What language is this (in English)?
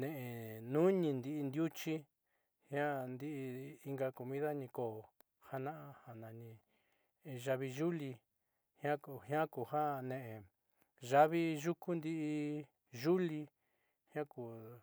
Southeastern Nochixtlán Mixtec